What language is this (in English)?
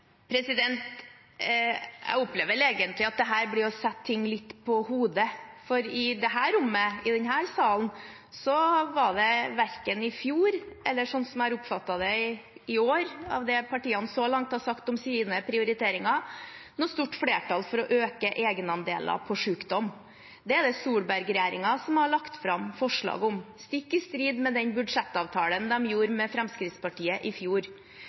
Norwegian Bokmål